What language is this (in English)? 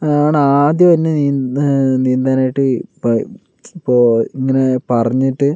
Malayalam